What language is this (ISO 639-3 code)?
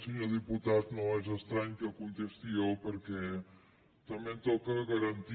cat